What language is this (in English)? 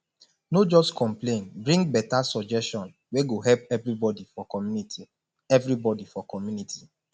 Nigerian Pidgin